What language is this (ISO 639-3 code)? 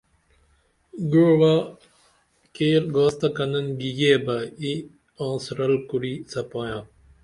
dml